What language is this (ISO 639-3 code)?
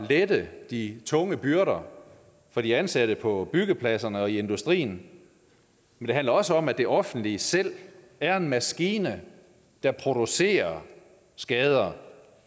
dan